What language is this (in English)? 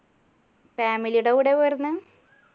Malayalam